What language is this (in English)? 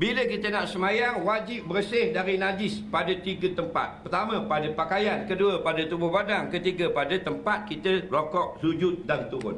Malay